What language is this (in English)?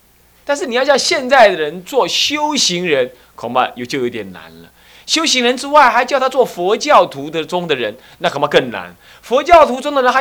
Chinese